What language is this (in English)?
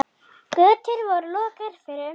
Icelandic